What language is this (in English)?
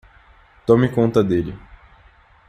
Portuguese